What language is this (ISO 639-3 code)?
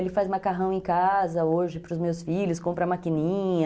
por